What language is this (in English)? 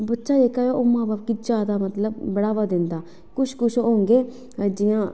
Dogri